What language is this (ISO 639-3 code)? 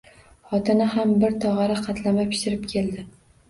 uzb